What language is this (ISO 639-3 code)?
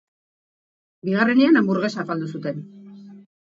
eus